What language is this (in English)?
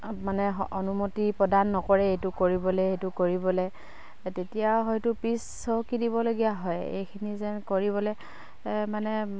Assamese